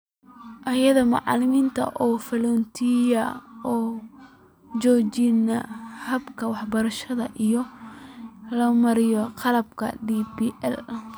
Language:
Somali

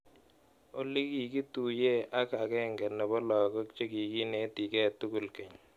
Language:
Kalenjin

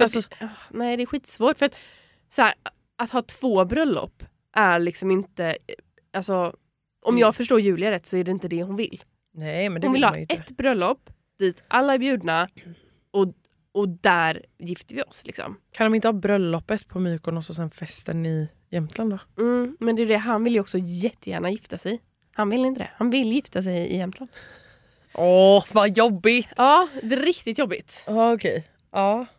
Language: Swedish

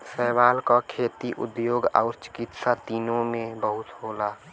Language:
Bhojpuri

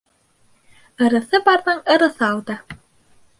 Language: Bashkir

